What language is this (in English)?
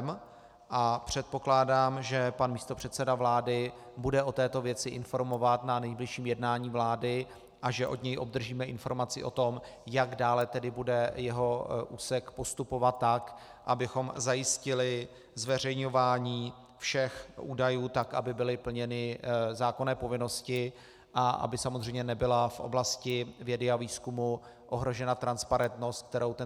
Czech